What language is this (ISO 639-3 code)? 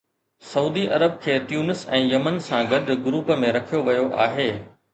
snd